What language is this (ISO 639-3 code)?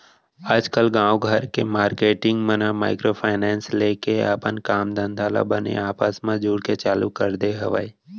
hne